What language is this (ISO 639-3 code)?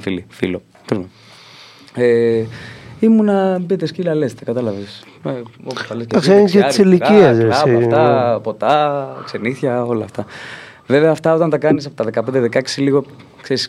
ell